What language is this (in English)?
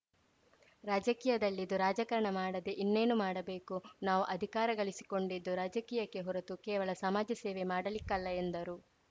Kannada